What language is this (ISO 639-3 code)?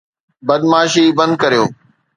snd